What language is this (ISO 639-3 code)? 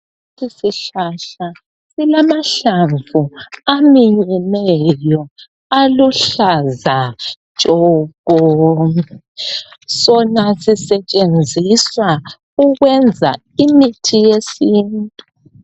nde